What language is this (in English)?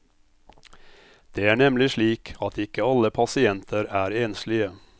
Norwegian